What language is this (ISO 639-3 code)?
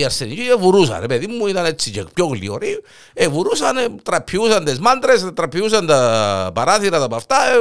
ell